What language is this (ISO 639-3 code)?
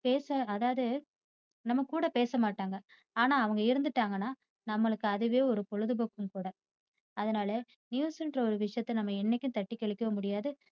tam